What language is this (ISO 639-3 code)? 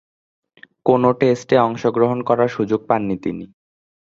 ben